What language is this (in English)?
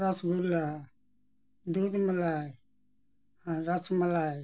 Santali